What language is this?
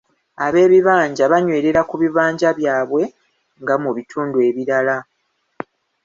Ganda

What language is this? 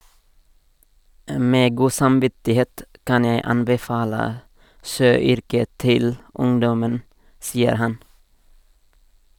Norwegian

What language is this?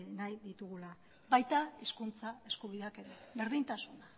Basque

